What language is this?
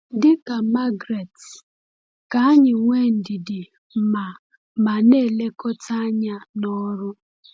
Igbo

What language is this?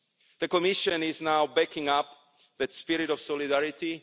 English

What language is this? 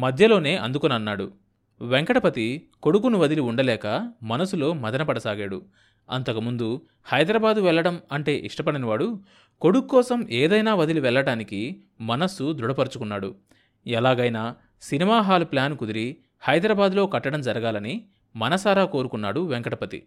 Telugu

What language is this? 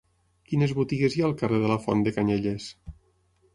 Catalan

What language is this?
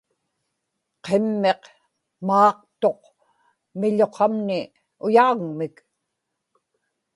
Inupiaq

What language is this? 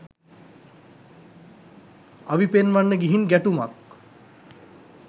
Sinhala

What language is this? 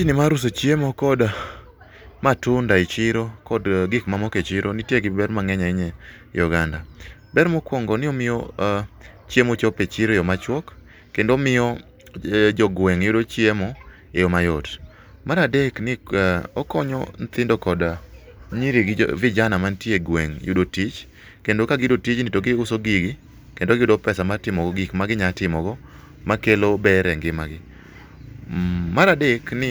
Luo (Kenya and Tanzania)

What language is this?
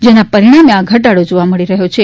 Gujarati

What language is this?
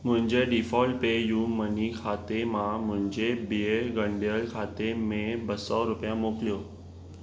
Sindhi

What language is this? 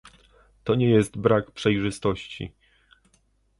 Polish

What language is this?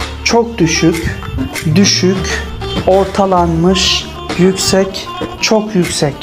Turkish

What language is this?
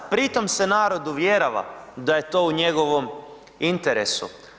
Croatian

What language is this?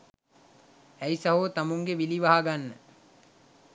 Sinhala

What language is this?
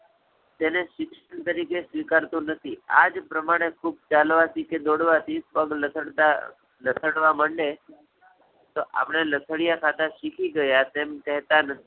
Gujarati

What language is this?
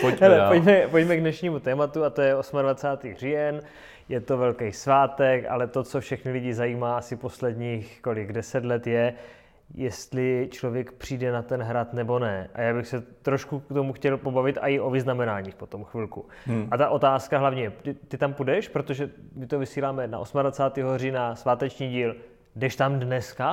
Czech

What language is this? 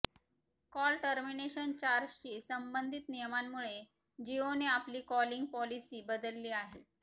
Marathi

